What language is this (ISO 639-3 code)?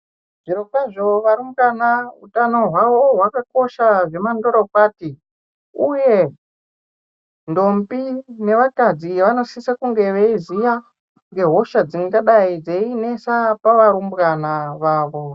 ndc